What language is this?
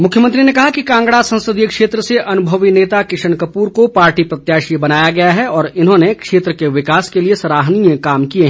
Hindi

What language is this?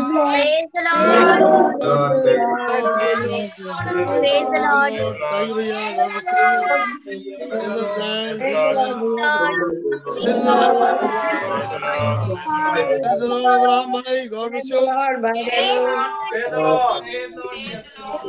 Hindi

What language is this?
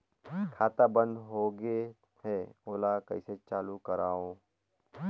Chhattisgarhi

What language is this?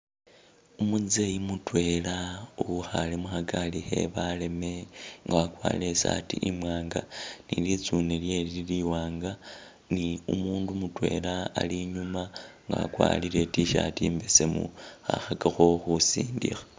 Masaaba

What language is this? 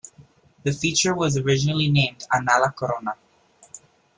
English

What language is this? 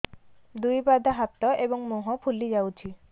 Odia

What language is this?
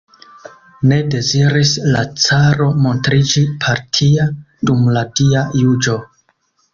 Esperanto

